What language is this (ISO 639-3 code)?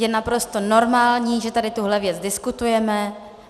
ces